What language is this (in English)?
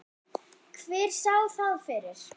Icelandic